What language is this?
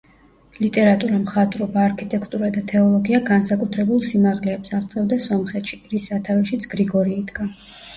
Georgian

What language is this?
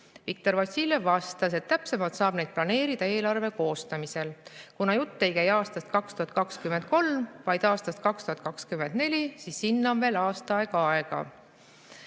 Estonian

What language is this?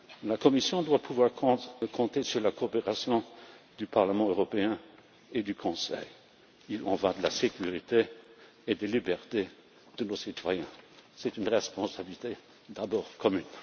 French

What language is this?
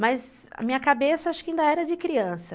Portuguese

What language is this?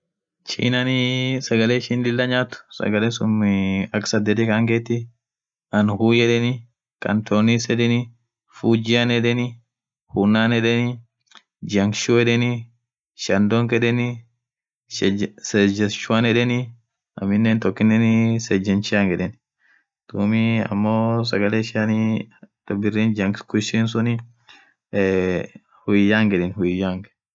Orma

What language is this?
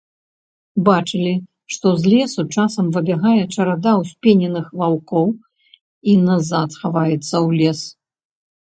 Belarusian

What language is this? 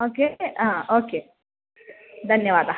Sanskrit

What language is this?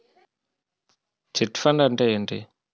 Telugu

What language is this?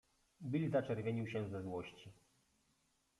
Polish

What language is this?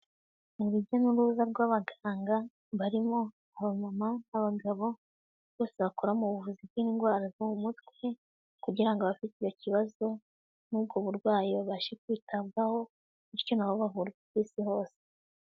Kinyarwanda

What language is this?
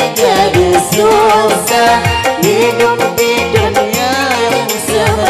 Arabic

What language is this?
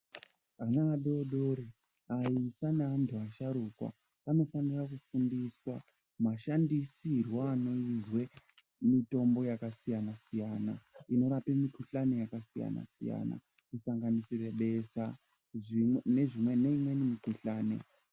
Ndau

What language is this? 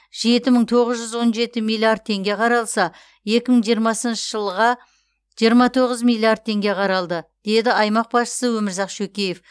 Kazakh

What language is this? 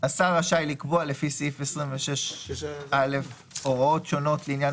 Hebrew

